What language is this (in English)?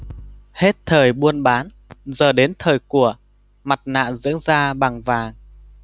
Vietnamese